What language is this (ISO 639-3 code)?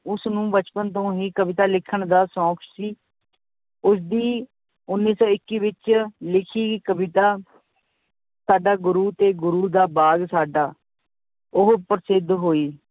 pan